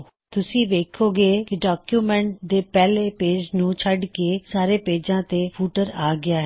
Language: Punjabi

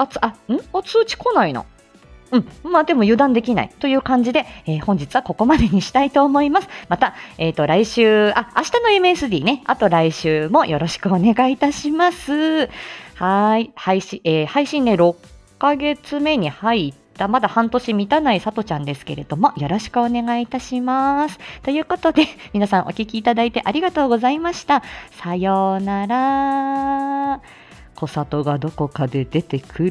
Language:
Japanese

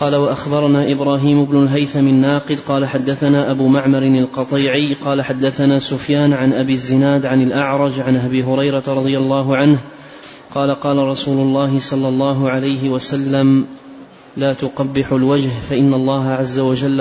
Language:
Arabic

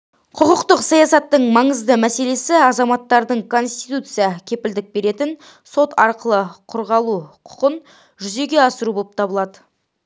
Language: Kazakh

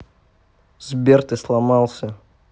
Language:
Russian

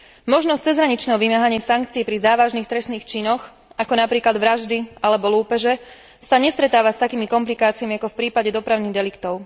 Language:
Slovak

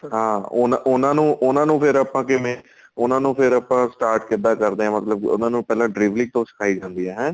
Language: Punjabi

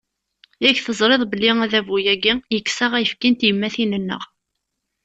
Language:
Kabyle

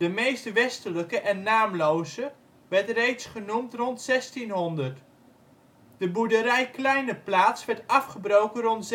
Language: Dutch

